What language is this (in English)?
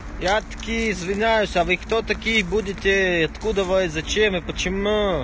Russian